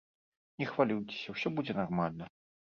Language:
Belarusian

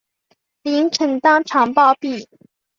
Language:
Chinese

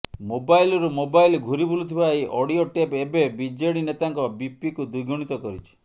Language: Odia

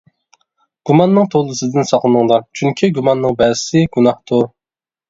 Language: Uyghur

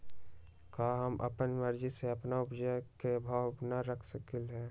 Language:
Magahi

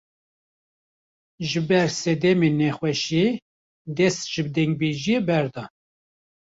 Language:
Kurdish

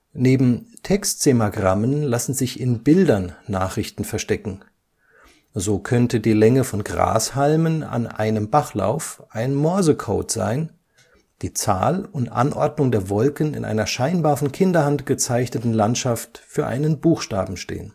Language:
German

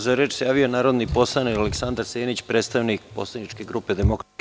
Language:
Serbian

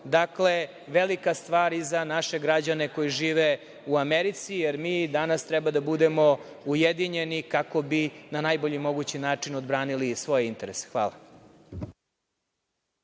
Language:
Serbian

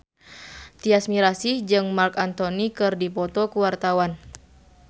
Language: Sundanese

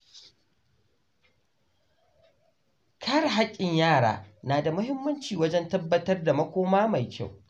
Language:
Hausa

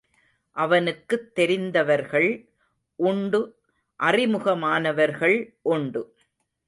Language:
Tamil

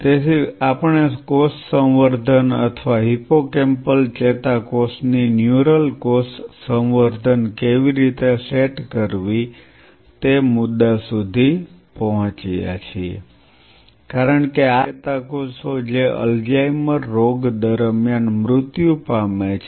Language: Gujarati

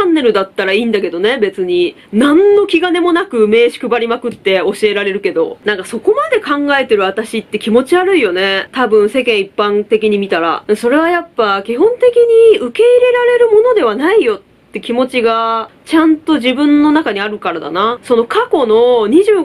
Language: Japanese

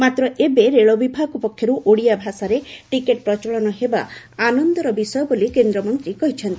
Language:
Odia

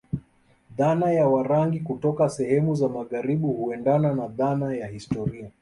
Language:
Swahili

